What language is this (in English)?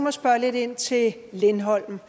Danish